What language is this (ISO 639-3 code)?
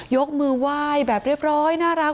tha